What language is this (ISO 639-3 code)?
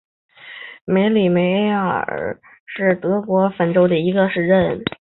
zho